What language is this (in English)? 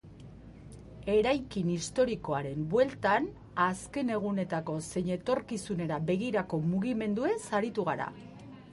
Basque